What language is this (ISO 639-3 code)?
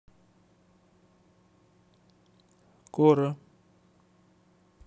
rus